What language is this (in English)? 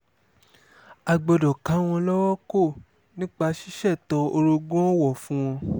Yoruba